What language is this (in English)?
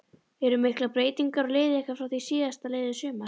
Icelandic